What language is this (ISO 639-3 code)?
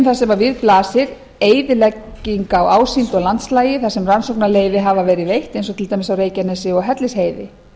isl